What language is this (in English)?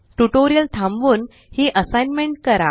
Marathi